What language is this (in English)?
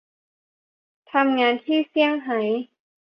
Thai